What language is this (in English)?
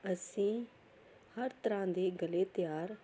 Punjabi